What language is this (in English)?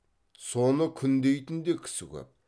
Kazakh